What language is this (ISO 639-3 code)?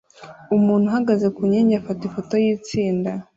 kin